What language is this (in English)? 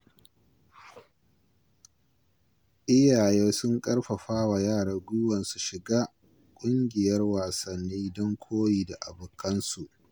Hausa